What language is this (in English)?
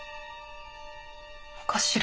Japanese